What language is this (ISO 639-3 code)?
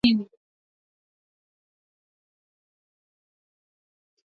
swa